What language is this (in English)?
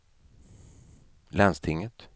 Swedish